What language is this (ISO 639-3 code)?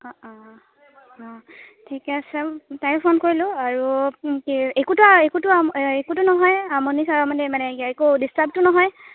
asm